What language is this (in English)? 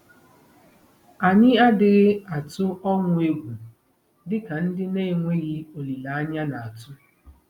Igbo